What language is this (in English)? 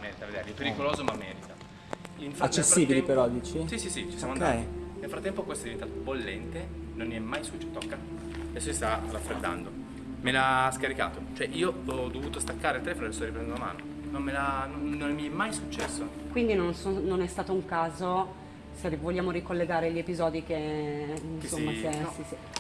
Italian